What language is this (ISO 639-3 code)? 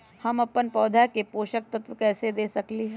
mag